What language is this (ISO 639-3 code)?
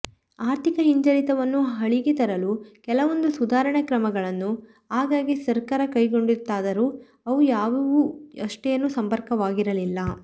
kan